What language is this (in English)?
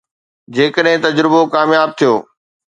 Sindhi